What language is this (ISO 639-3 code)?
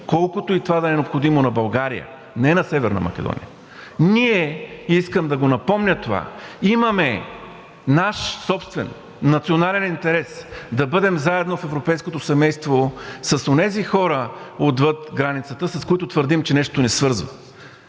bul